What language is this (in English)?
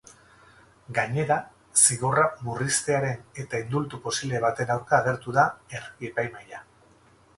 Basque